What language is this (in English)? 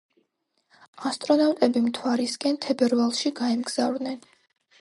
Georgian